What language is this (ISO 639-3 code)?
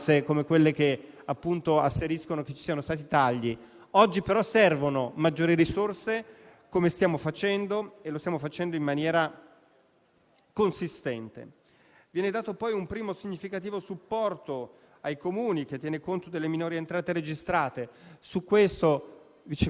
ita